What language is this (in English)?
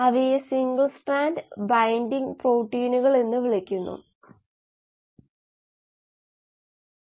Malayalam